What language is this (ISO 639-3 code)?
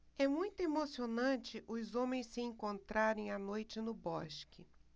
por